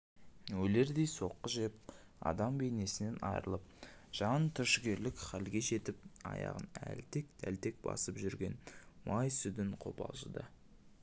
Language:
Kazakh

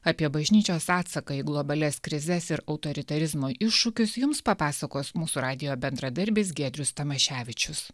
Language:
Lithuanian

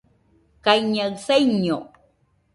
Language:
Nüpode Huitoto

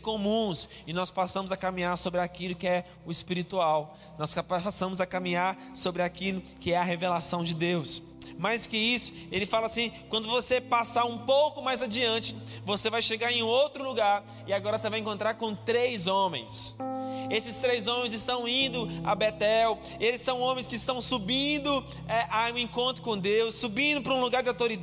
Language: Portuguese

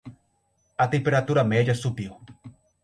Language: Portuguese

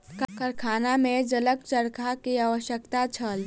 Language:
Maithili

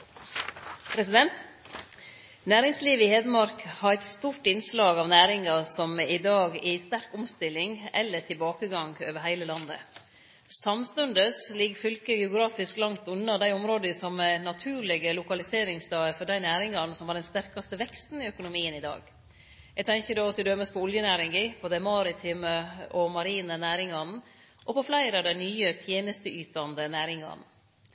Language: Norwegian Nynorsk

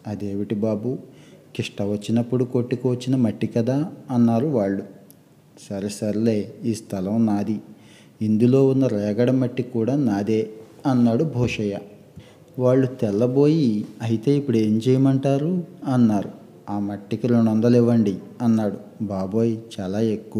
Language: Telugu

